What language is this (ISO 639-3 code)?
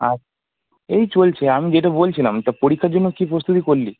ben